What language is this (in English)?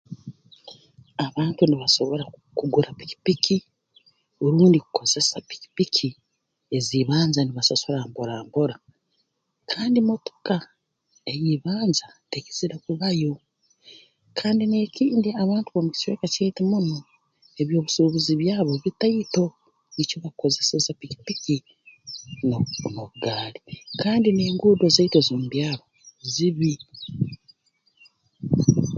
Tooro